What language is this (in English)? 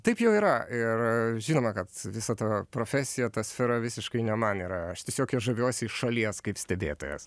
Lithuanian